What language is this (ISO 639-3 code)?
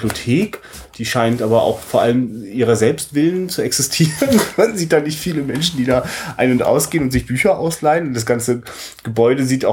deu